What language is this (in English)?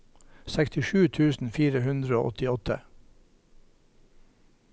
Norwegian